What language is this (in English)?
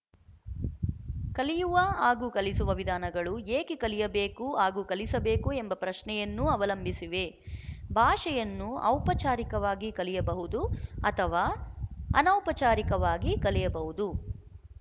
Kannada